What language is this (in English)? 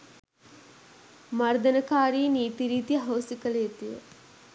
Sinhala